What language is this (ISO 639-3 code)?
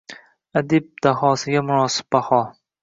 uzb